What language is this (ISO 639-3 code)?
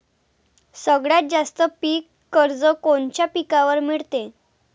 mar